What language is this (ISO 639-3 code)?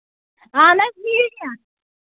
kas